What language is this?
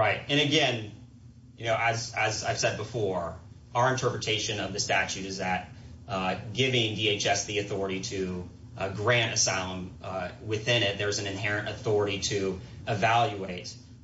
English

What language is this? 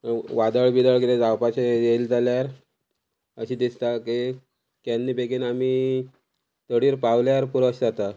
Konkani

